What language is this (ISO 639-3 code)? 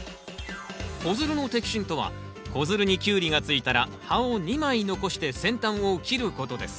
jpn